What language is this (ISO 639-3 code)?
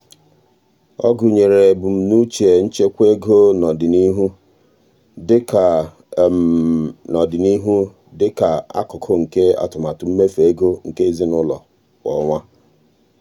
ibo